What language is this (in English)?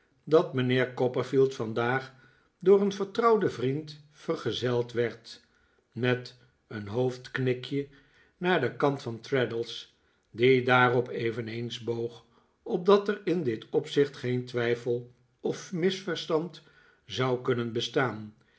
Dutch